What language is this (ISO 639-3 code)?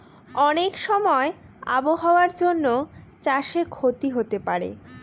ben